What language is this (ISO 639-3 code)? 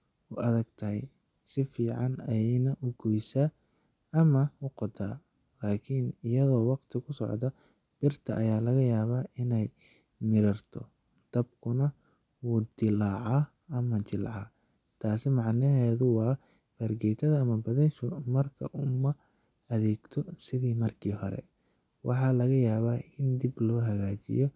som